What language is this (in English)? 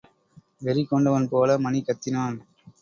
Tamil